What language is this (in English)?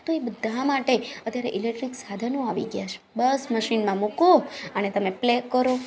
Gujarati